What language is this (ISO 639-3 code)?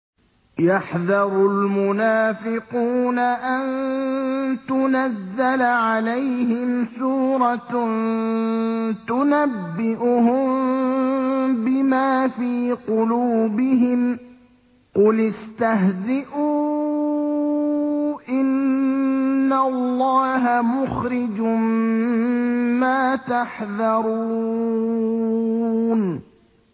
ara